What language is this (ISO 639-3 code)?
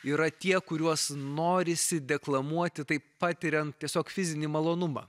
lit